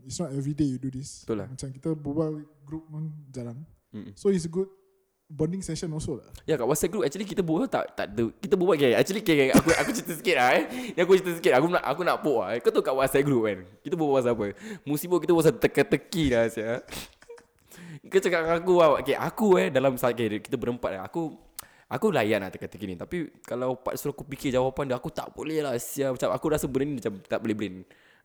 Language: Malay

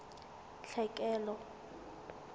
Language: Southern Sotho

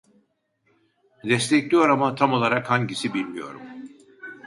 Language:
Turkish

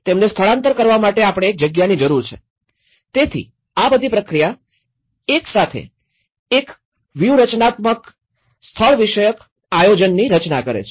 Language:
Gujarati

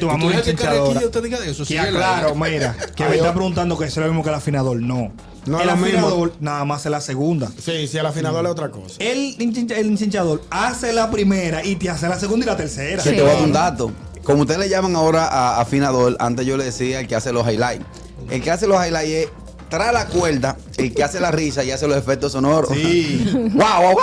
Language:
Spanish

